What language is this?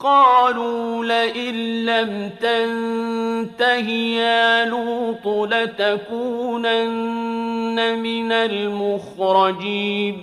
Arabic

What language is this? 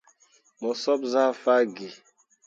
Mundang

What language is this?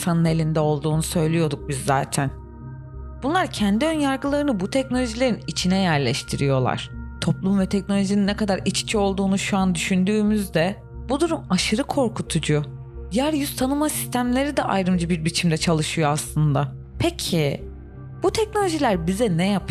Turkish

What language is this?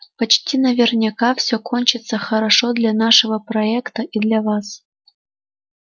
Russian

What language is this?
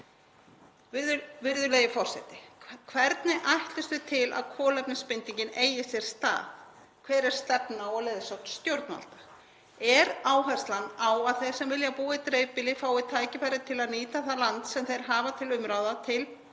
Icelandic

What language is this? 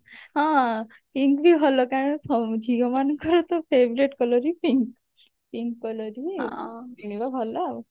Odia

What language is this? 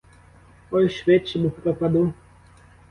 Ukrainian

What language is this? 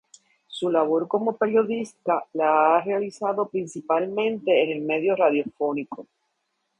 Spanish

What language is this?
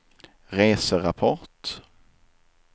Swedish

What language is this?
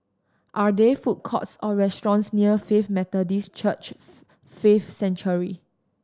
English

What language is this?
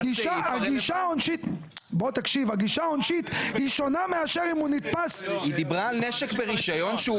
Hebrew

